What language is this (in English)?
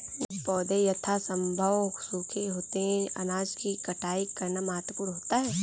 Hindi